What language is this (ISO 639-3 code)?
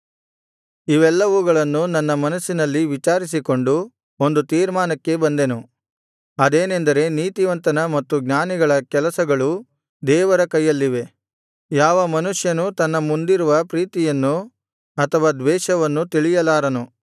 kan